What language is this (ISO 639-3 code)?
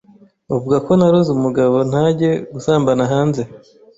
kin